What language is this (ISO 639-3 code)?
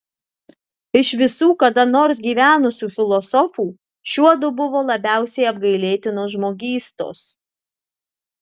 lit